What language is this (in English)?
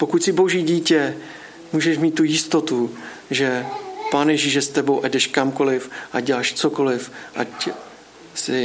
Czech